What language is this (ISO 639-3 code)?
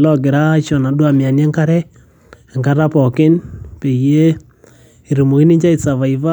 mas